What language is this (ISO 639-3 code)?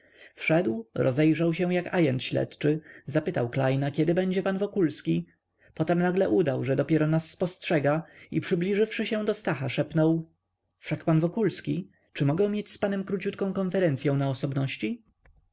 pol